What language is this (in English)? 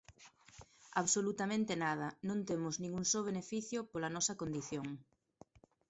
Galician